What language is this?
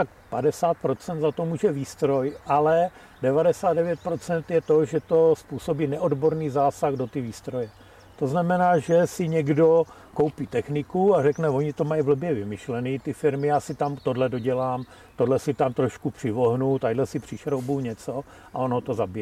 Czech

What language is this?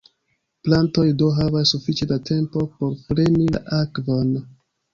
Esperanto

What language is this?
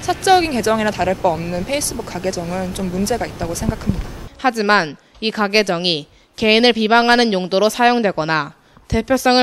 Korean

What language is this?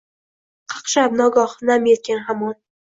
Uzbek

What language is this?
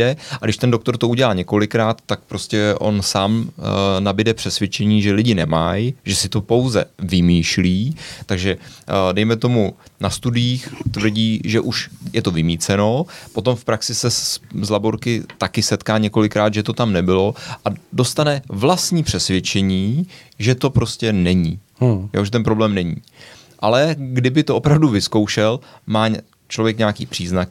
Czech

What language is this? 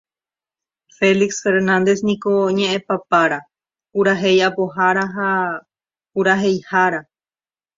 Guarani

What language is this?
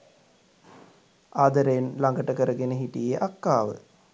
Sinhala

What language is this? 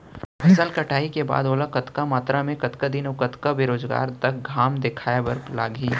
Chhattisgarhi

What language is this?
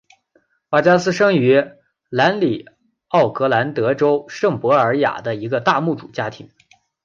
Chinese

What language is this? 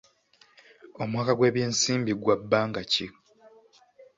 Ganda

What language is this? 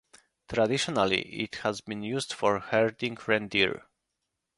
English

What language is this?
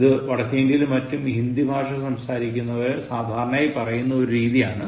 Malayalam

